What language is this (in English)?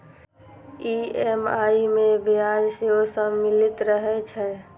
Maithili